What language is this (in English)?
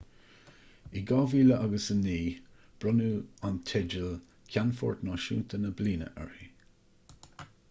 Irish